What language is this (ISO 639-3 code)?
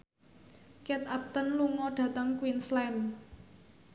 jav